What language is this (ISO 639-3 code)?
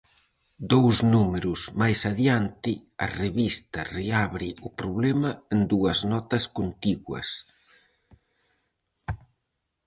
glg